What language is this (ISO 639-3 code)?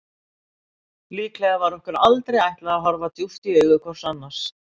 isl